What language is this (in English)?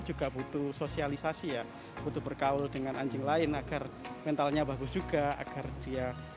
Indonesian